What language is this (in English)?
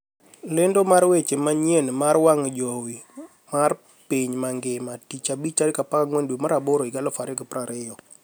Luo (Kenya and Tanzania)